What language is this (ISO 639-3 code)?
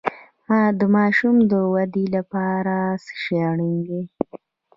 pus